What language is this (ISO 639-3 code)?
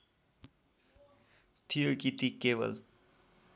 nep